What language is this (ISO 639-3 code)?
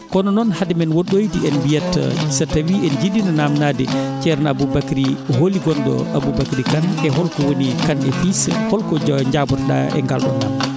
ful